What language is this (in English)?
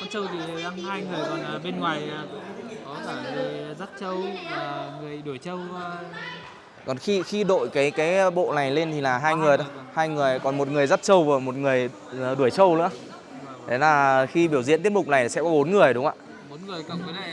Vietnamese